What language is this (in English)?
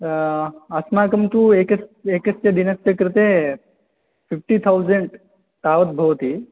Sanskrit